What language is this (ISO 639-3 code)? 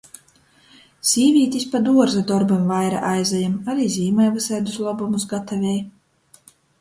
ltg